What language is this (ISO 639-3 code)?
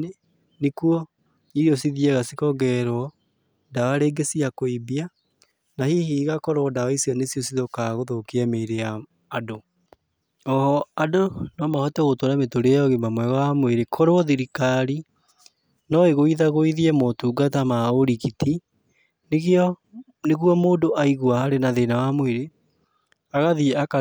kik